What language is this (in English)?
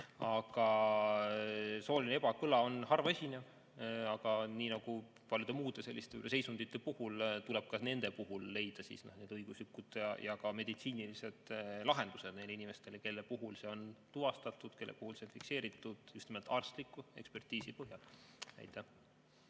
Estonian